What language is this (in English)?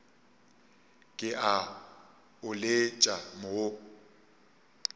Northern Sotho